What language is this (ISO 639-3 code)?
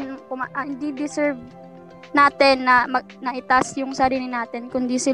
fil